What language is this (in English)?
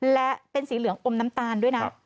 Thai